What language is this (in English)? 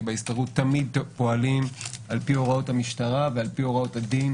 Hebrew